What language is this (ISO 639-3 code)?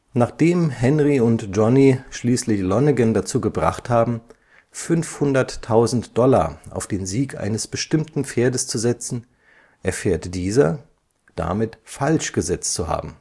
deu